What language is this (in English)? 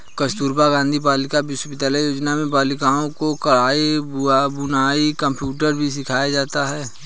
Hindi